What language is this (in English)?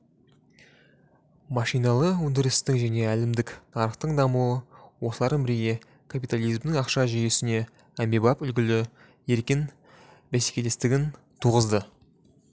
Kazakh